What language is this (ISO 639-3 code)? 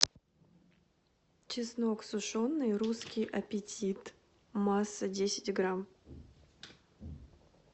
rus